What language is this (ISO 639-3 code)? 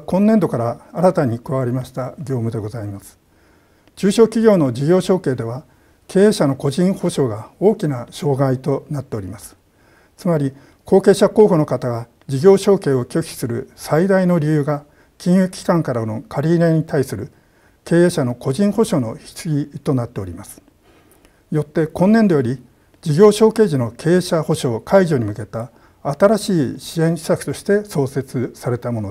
jpn